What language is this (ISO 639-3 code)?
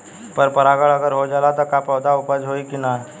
bho